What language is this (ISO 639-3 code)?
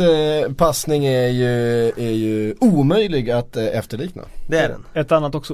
swe